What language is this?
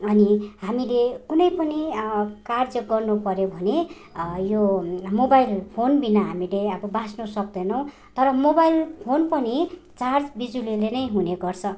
Nepali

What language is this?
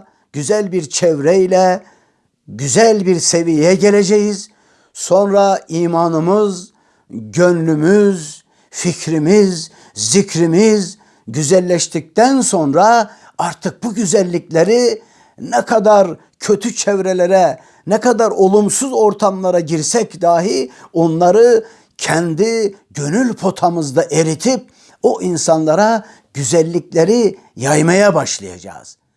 Turkish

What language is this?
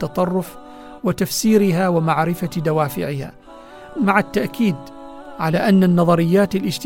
Arabic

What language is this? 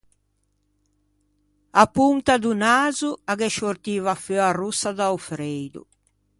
Ligurian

